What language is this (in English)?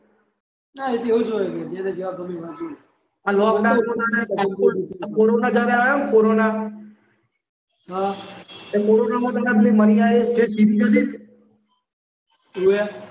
Gujarati